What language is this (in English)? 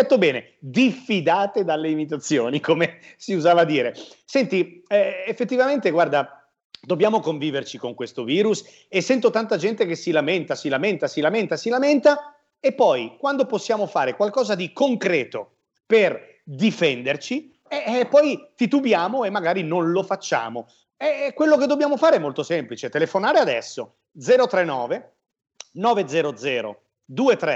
Italian